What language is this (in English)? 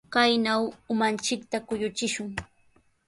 Sihuas Ancash Quechua